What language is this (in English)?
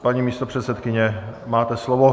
Czech